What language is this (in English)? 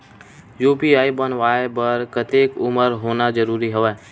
Chhattisgarhi